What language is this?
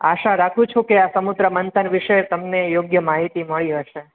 Gujarati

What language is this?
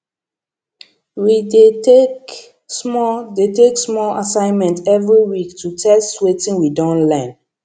Nigerian Pidgin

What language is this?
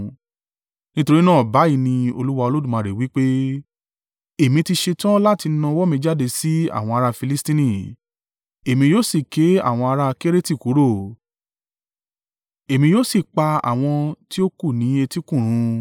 Yoruba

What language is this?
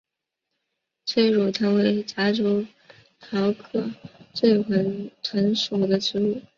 Chinese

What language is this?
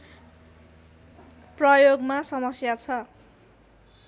Nepali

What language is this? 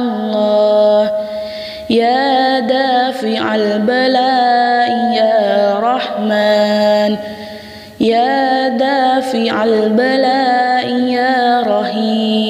Arabic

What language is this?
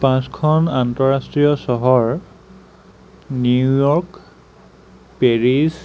Assamese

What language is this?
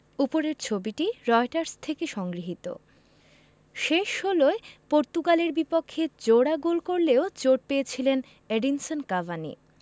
Bangla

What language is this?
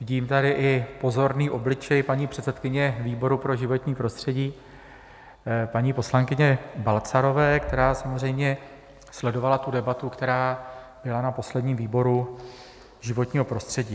Czech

